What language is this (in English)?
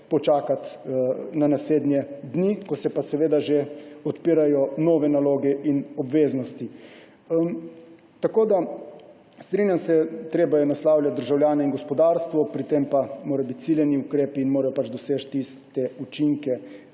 Slovenian